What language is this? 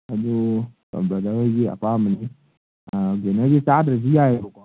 Manipuri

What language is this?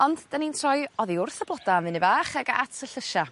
Welsh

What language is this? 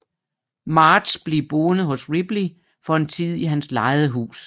Danish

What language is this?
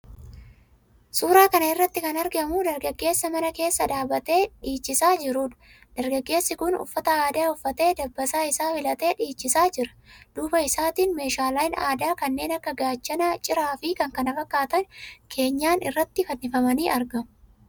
Oromo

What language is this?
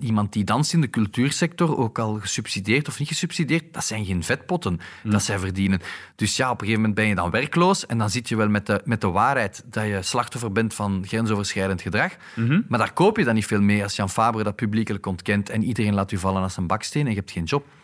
Dutch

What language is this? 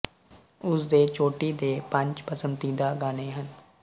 Punjabi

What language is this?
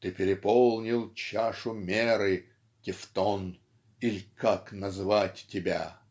Russian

